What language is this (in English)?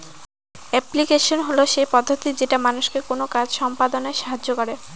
Bangla